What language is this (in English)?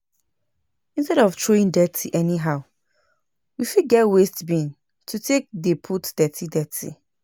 Nigerian Pidgin